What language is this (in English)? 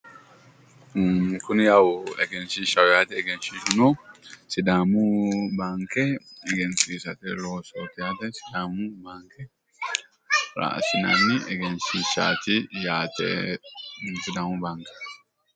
Sidamo